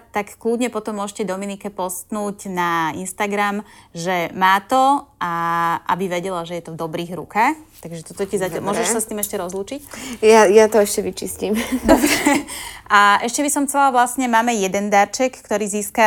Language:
Slovak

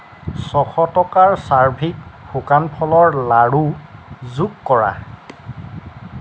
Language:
Assamese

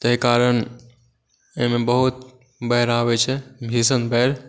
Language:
Maithili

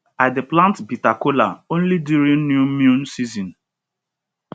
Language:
Nigerian Pidgin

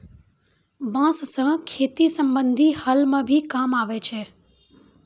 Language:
Maithili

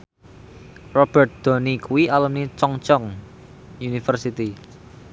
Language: Javanese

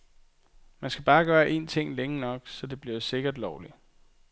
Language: Danish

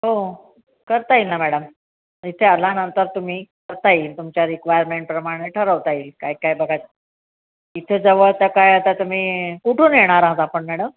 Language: Marathi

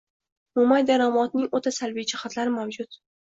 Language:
Uzbek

